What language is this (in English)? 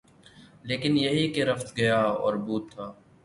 Urdu